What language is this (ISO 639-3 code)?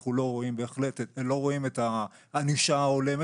heb